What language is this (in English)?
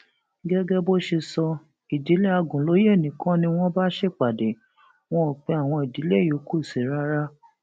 Yoruba